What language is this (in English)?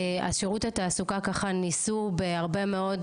Hebrew